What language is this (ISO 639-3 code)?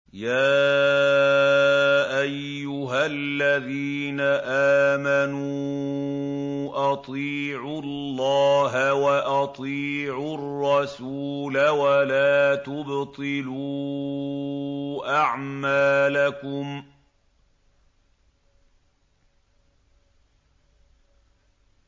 ara